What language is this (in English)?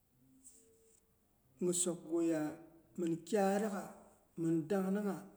Boghom